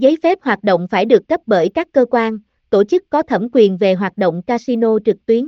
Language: Vietnamese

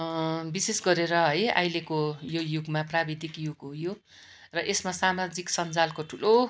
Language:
Nepali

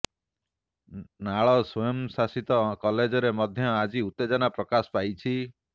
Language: Odia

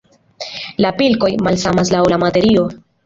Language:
Esperanto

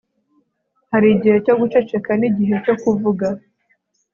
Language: Kinyarwanda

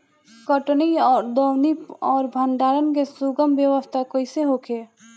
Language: Bhojpuri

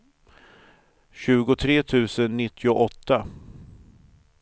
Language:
Swedish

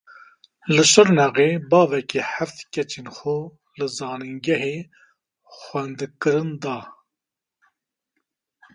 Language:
Kurdish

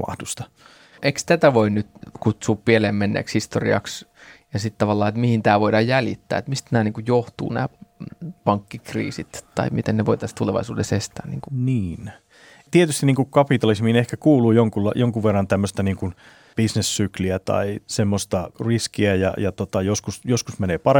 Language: Finnish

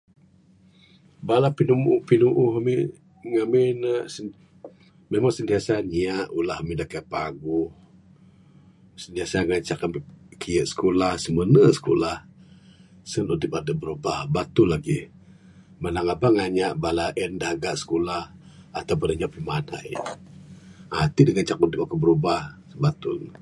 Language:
Bukar-Sadung Bidayuh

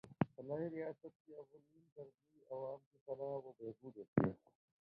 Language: Urdu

